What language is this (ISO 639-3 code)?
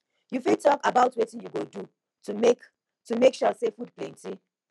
pcm